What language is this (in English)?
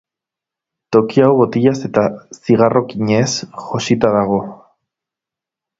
Basque